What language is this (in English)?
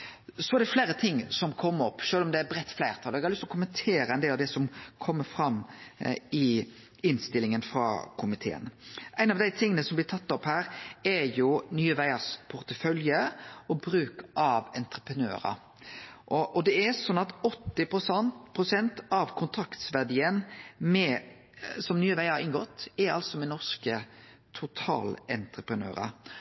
Norwegian Nynorsk